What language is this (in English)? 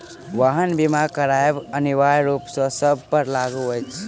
Maithili